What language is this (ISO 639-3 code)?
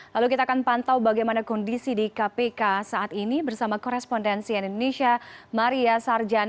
ind